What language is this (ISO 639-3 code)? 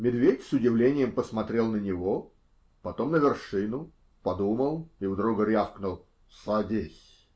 rus